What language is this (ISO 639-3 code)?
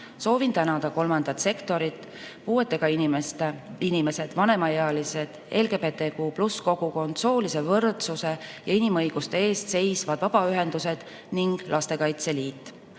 est